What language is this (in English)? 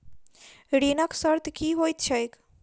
Maithili